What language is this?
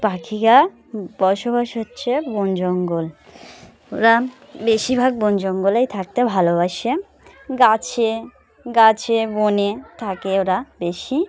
Bangla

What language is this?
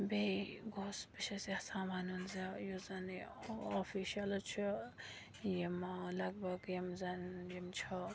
Kashmiri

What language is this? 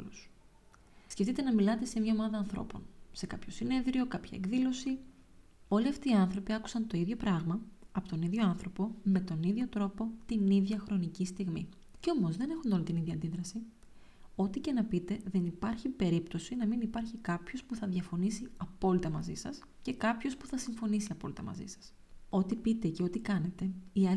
Greek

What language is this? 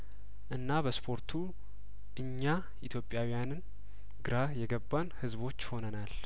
Amharic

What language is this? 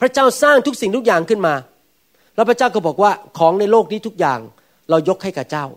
Thai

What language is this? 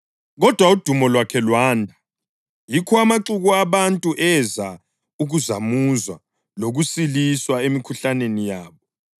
North Ndebele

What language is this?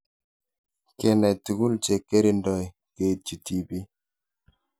Kalenjin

